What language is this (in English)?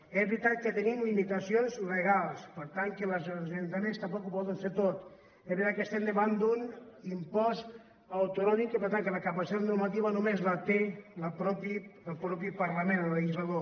Catalan